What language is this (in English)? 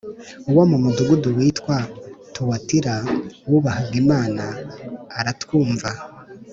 Kinyarwanda